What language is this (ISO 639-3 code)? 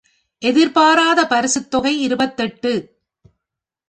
tam